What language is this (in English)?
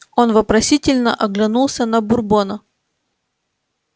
Russian